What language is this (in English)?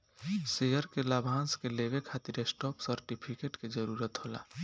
Bhojpuri